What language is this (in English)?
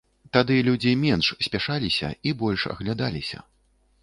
Belarusian